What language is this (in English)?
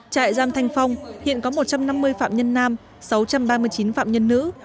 Vietnamese